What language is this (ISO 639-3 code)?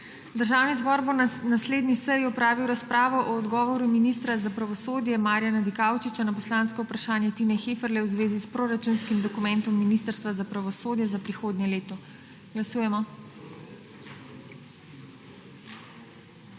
slv